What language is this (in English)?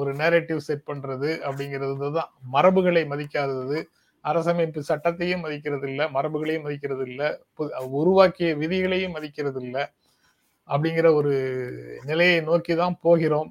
Tamil